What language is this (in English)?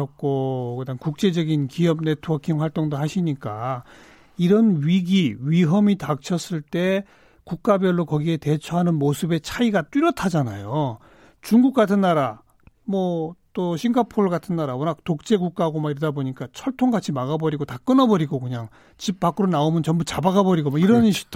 Korean